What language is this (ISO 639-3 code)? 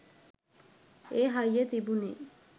sin